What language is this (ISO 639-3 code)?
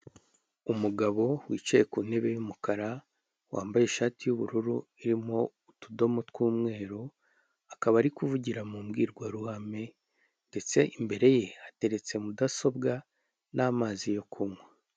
kin